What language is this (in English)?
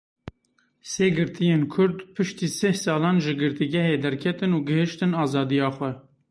Kurdish